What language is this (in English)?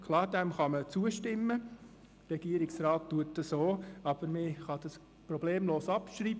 Swiss German